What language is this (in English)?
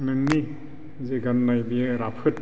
Bodo